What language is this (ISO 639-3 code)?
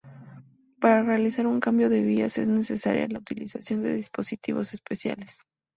spa